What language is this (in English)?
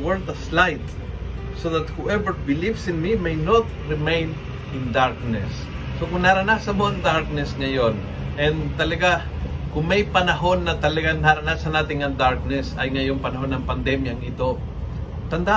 Filipino